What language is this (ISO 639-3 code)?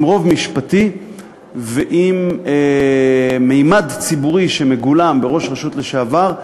heb